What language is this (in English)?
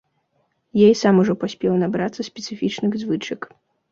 Belarusian